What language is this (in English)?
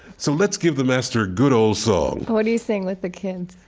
English